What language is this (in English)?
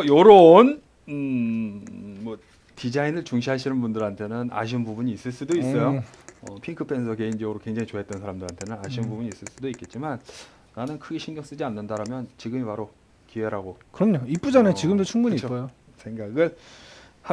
Korean